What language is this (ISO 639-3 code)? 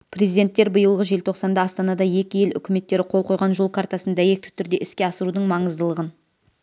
kaz